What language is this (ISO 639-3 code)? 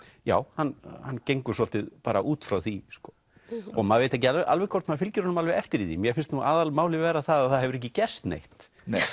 isl